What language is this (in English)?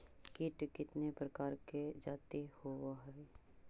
Magahi